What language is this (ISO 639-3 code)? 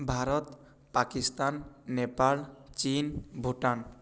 ori